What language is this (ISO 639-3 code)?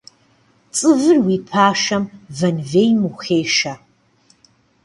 kbd